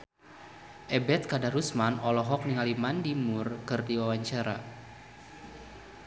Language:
Sundanese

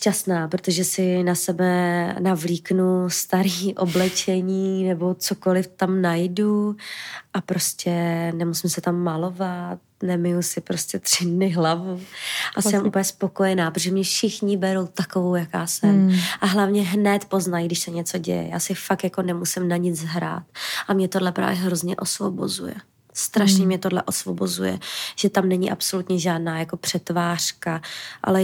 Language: Czech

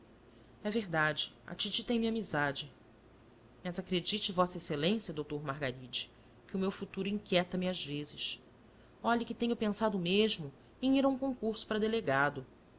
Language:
Portuguese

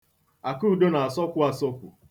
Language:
Igbo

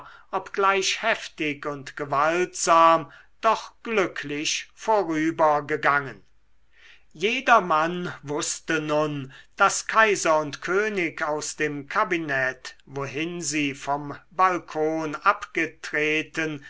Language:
German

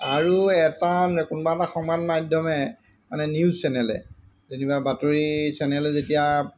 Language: Assamese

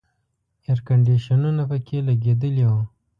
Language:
Pashto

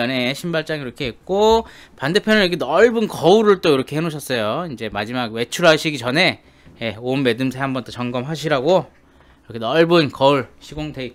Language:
Korean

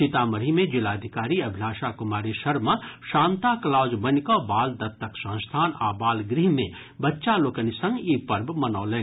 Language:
Maithili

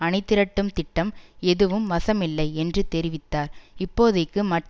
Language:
Tamil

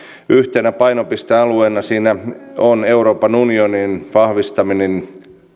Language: Finnish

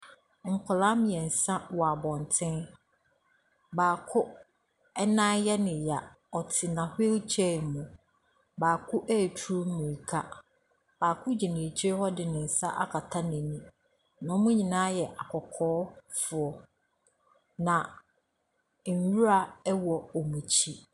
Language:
Akan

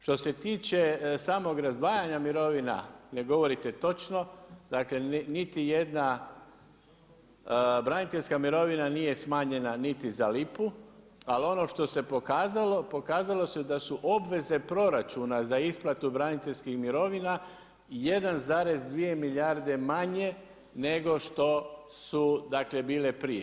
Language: Croatian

